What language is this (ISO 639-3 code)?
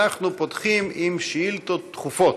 heb